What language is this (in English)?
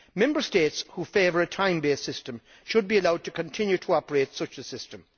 English